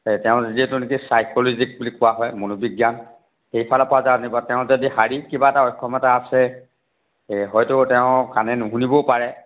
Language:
Assamese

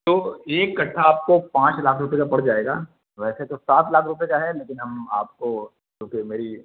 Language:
Urdu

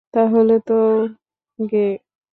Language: Bangla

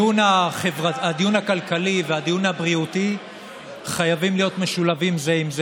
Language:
Hebrew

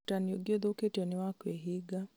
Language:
Kikuyu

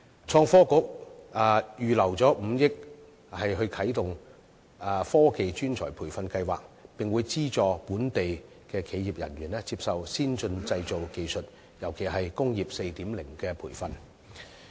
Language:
Cantonese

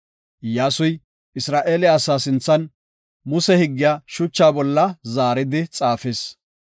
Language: Gofa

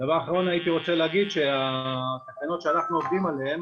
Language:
Hebrew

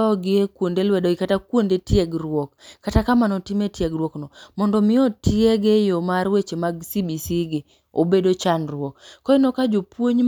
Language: Luo (Kenya and Tanzania)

